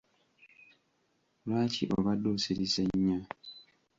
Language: Ganda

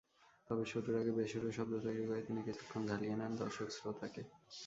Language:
Bangla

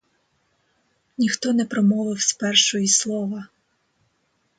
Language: Ukrainian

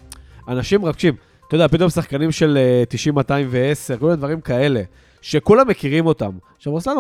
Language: Hebrew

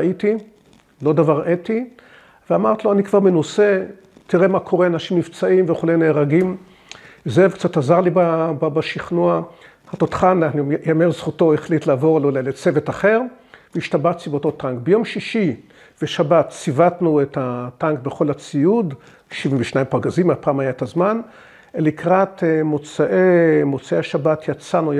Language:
Hebrew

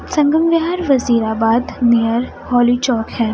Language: Urdu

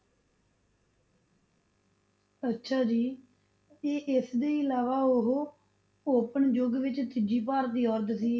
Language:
Punjabi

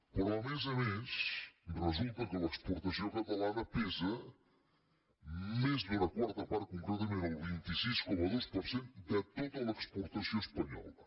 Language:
Catalan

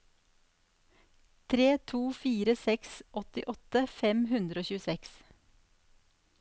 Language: Norwegian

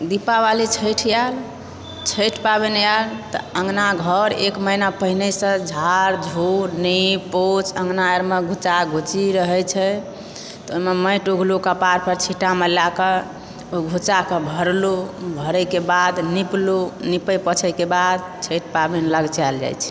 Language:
Maithili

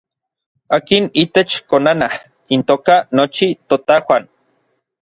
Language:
Orizaba Nahuatl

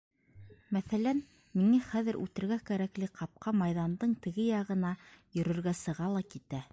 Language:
Bashkir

